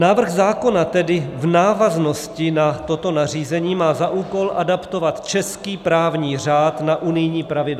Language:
Czech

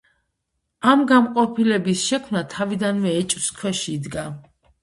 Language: Georgian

